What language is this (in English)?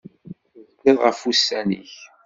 Kabyle